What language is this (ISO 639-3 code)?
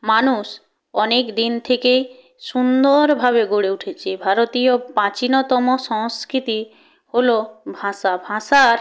ben